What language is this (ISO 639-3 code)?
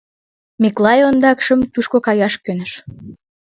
chm